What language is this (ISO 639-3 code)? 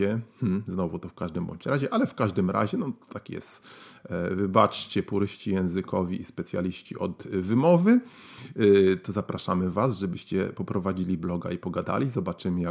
pol